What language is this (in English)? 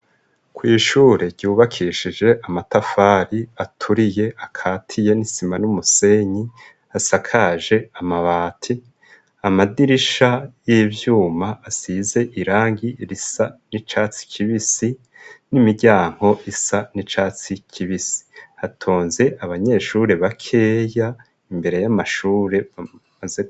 Rundi